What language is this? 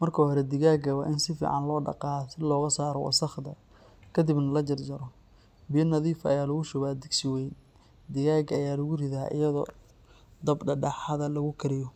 Somali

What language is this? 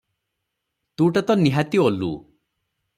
Odia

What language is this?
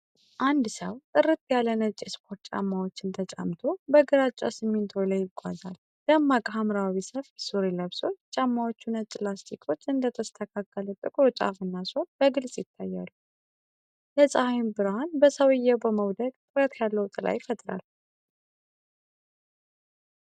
Amharic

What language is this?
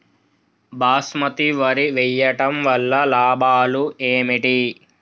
Telugu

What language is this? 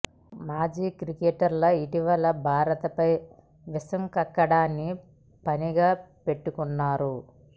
Telugu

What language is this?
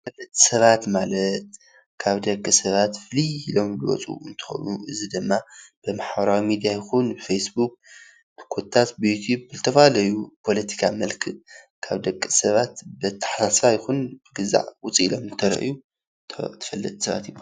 Tigrinya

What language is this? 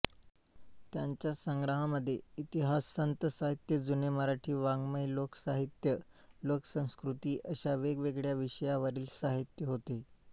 Marathi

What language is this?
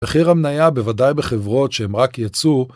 Hebrew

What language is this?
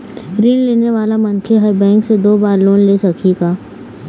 Chhattisgarhi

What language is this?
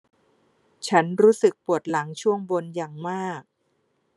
Thai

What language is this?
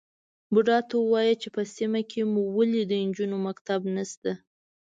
Pashto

